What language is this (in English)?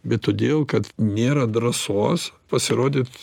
Lithuanian